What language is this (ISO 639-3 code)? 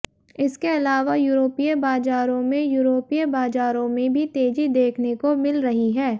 hin